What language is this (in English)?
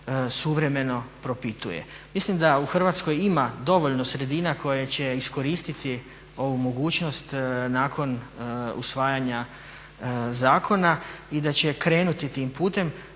Croatian